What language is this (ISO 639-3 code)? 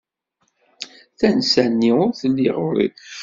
kab